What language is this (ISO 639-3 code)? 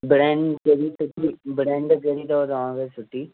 snd